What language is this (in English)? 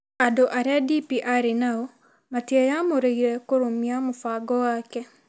Kikuyu